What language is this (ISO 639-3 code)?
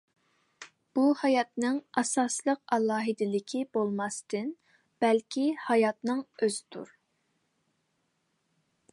uig